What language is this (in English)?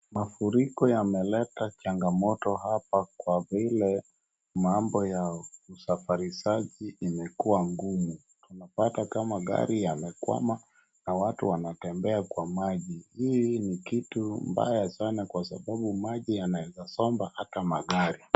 Swahili